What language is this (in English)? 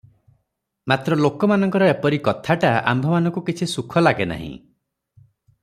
Odia